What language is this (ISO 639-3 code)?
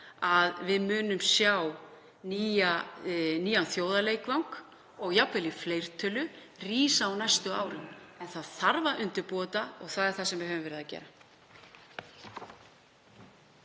isl